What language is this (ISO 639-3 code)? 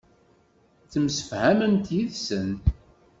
kab